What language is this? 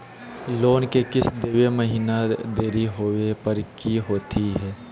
Magahi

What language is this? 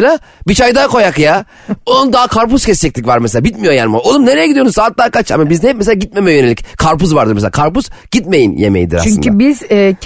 Turkish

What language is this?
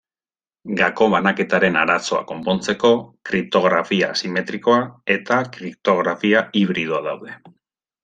Basque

